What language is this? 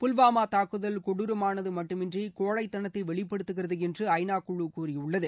Tamil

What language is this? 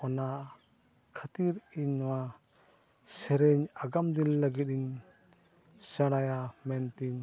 Santali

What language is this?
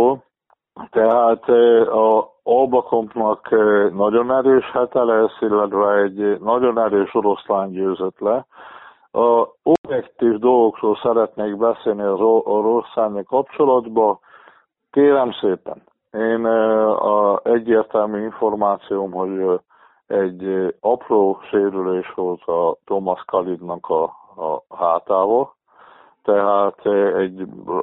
Hungarian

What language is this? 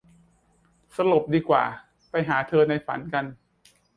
Thai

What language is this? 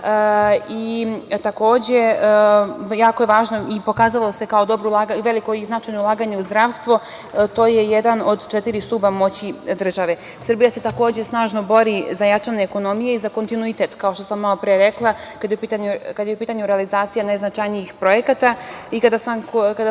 Serbian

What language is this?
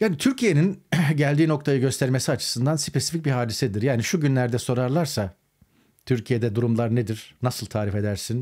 Turkish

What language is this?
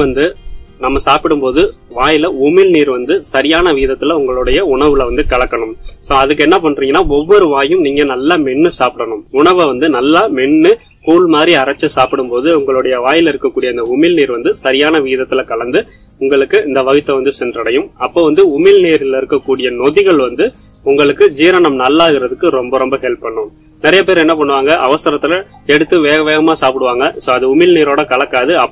Hindi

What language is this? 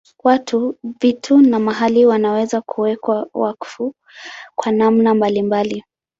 Swahili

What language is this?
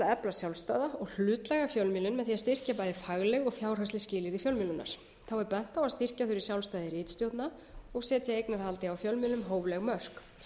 Icelandic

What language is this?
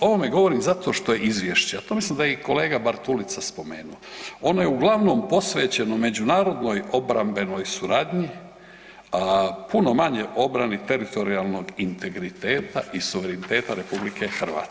Croatian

